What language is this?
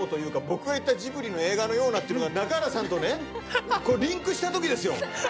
Japanese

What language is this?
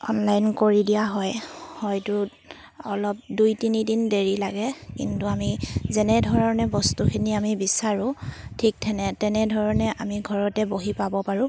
Assamese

